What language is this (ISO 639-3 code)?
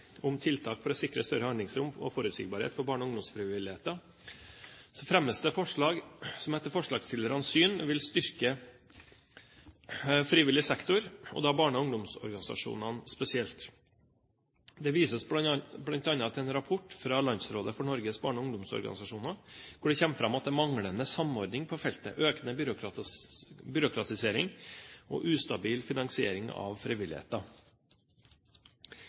nob